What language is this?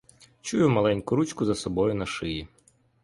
Ukrainian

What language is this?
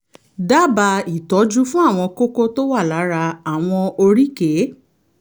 Yoruba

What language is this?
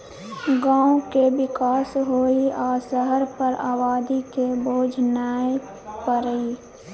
Maithili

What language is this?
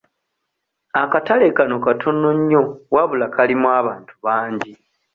Ganda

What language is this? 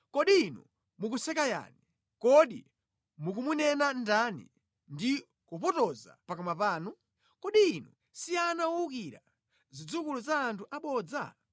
Nyanja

